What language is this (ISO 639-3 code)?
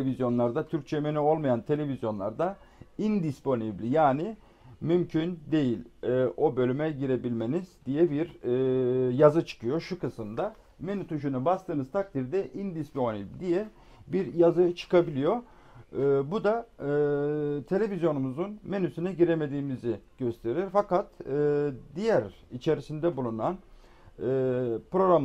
tur